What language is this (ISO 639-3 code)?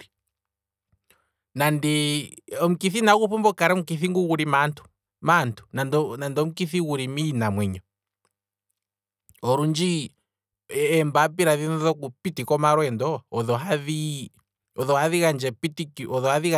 kwm